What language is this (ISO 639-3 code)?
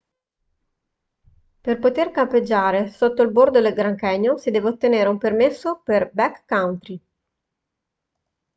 ita